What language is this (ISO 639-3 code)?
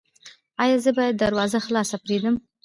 pus